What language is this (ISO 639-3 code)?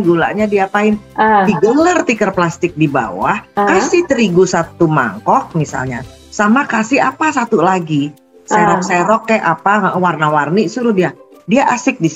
ind